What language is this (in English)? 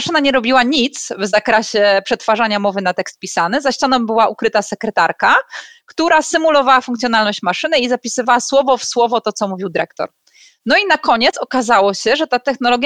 Polish